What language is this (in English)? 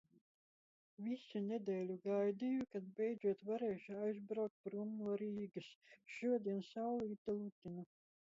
Latvian